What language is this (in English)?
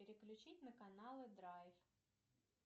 Russian